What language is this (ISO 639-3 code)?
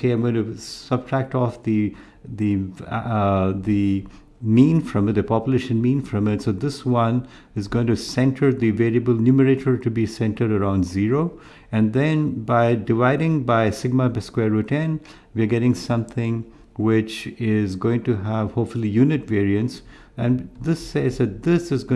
eng